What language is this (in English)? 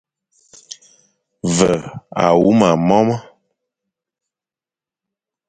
Fang